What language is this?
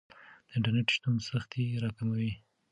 Pashto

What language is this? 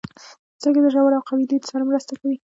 Pashto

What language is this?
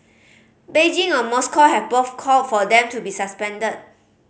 English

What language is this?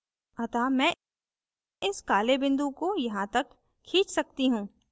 Hindi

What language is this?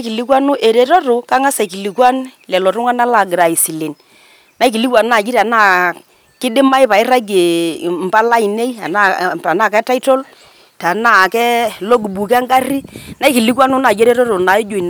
Masai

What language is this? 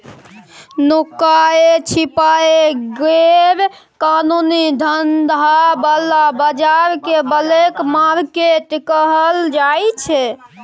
Maithili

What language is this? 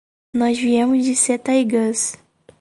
Portuguese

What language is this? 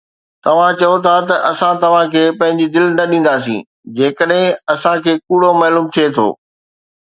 Sindhi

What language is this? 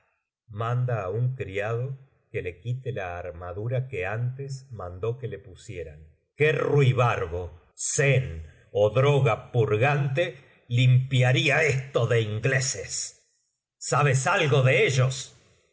Spanish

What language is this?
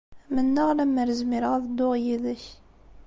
Kabyle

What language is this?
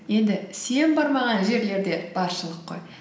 Kazakh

